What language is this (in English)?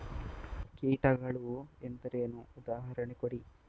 Kannada